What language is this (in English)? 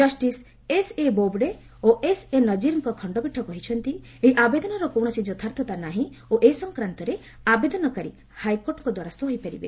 Odia